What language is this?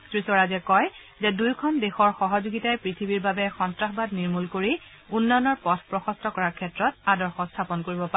Assamese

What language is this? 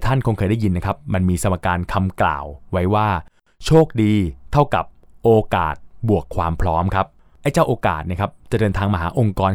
Thai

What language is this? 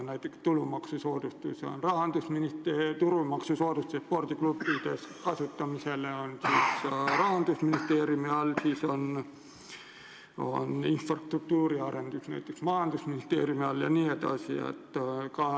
Estonian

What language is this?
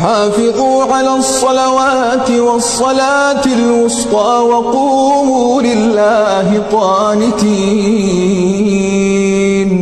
Arabic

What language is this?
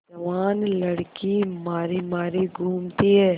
Hindi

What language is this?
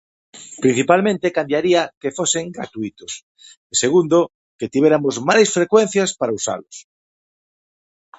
Galician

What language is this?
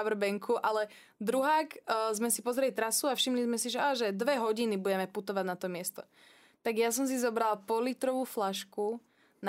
Slovak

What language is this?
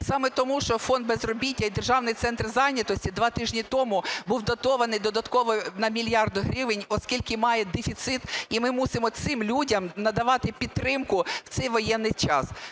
Ukrainian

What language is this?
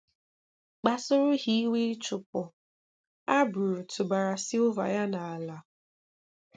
Igbo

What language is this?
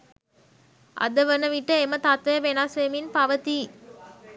Sinhala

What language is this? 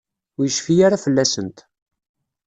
Kabyle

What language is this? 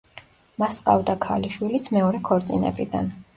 Georgian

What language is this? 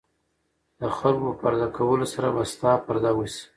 Pashto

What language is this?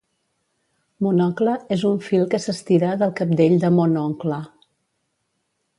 Catalan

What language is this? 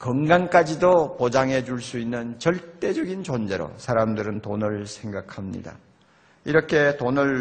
Korean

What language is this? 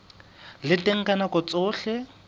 Southern Sotho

